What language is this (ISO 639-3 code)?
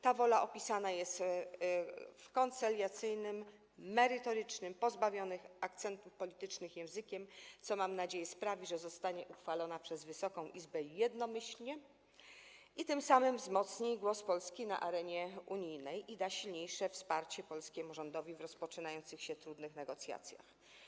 pol